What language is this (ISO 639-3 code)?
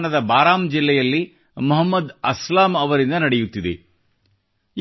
kan